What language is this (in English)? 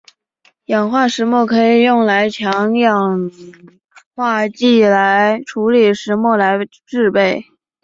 Chinese